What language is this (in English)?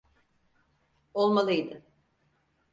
Turkish